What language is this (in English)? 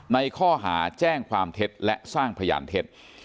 Thai